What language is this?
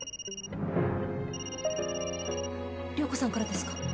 Japanese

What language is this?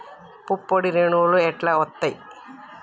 Telugu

